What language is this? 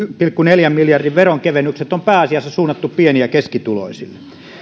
Finnish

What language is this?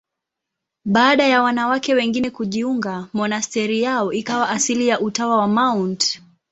Swahili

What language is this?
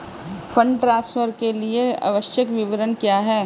Hindi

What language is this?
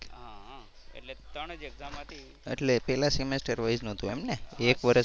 Gujarati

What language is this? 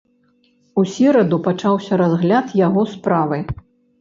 Belarusian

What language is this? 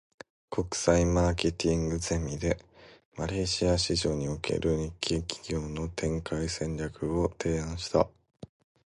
Japanese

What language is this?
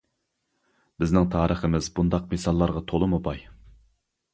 Uyghur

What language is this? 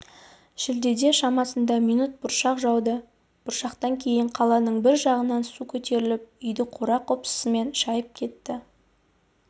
Kazakh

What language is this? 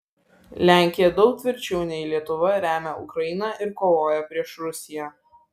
Lithuanian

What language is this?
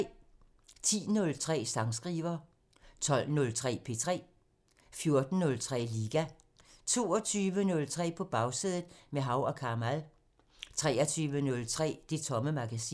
Danish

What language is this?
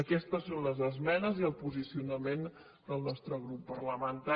Catalan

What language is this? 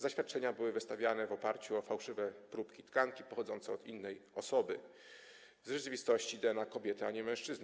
Polish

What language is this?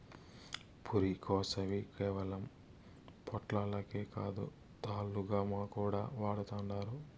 Telugu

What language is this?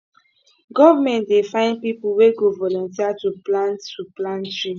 Nigerian Pidgin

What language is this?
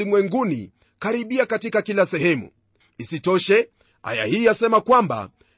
Swahili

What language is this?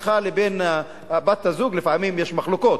Hebrew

